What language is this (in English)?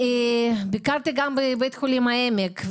Hebrew